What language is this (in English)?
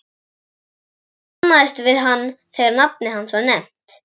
Icelandic